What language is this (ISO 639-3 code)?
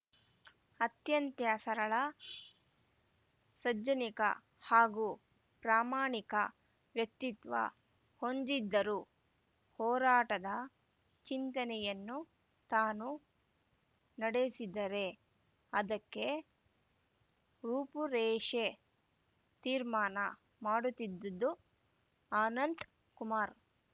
kan